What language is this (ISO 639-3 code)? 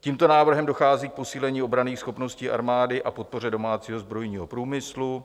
ces